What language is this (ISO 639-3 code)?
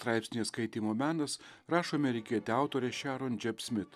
lit